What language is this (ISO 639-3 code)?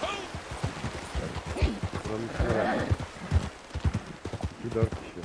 tur